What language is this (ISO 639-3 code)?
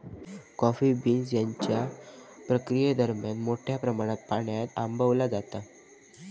mar